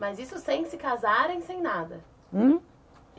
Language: Portuguese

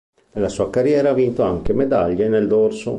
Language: Italian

